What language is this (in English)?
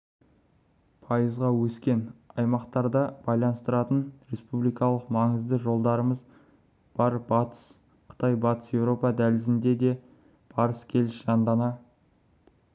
Kazakh